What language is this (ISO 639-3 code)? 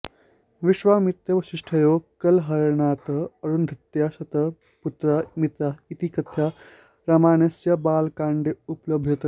san